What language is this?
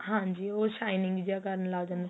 Punjabi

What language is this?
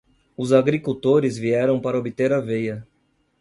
Portuguese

